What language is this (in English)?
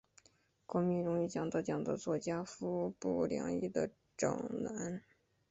Chinese